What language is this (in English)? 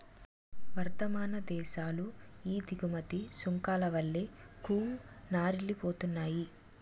Telugu